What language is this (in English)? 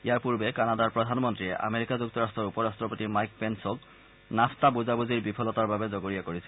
Assamese